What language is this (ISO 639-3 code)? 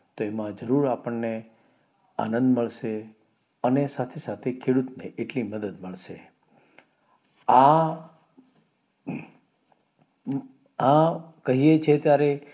guj